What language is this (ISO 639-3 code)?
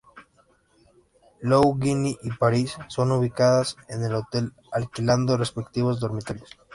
spa